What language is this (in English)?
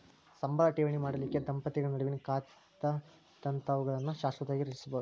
Kannada